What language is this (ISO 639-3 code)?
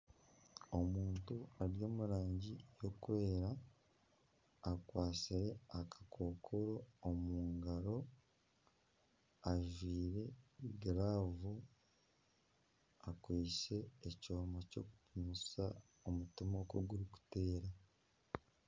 nyn